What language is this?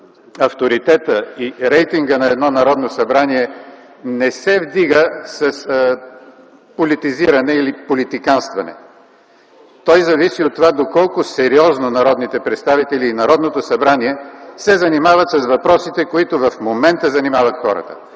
Bulgarian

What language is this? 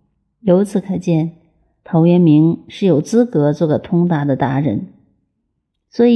Chinese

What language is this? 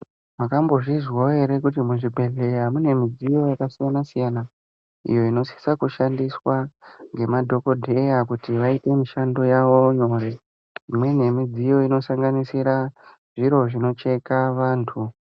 Ndau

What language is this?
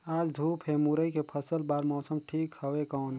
Chhattisgarhi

